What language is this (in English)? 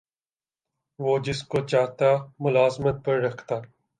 Urdu